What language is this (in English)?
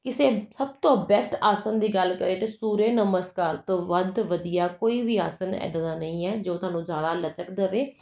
Punjabi